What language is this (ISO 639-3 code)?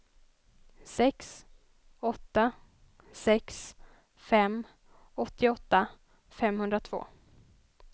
swe